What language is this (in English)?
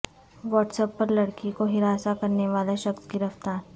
Urdu